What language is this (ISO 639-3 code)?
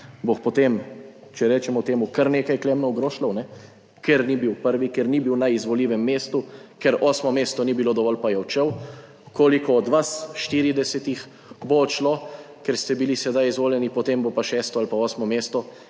slv